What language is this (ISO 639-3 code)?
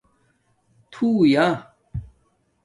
dmk